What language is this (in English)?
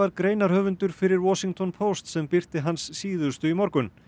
Icelandic